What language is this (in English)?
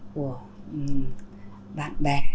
Vietnamese